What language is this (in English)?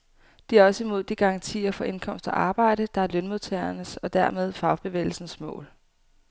Danish